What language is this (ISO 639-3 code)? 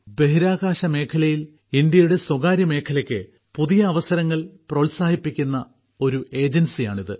mal